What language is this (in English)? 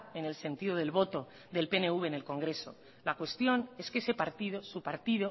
Spanish